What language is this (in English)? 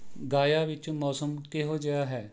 Punjabi